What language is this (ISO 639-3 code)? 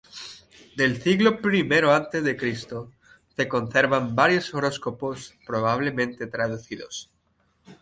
spa